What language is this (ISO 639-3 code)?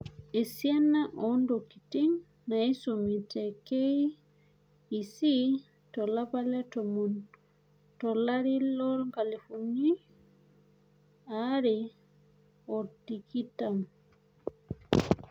mas